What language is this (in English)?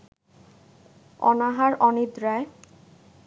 Bangla